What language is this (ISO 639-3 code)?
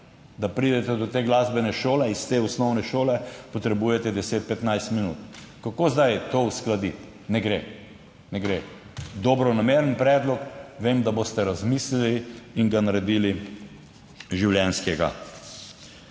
slv